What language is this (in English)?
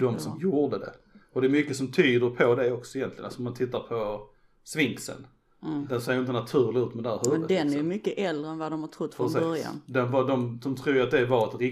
Swedish